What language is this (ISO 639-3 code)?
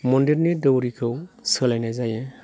brx